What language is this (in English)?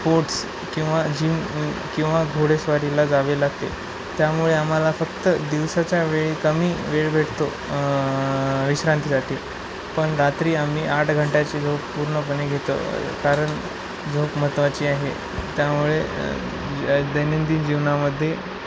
Marathi